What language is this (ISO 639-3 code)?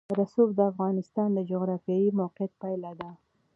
pus